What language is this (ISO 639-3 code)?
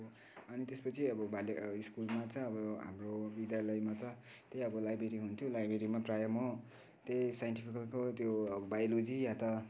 nep